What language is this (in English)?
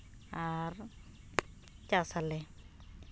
Santali